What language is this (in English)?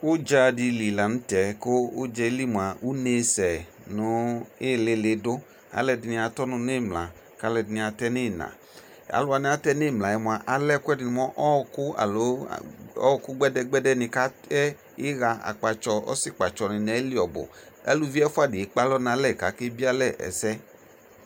Ikposo